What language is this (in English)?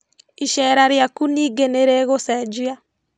Kikuyu